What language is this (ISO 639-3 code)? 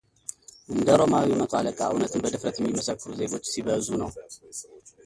amh